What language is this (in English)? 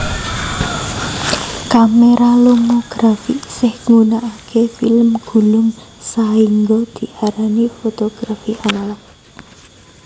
Javanese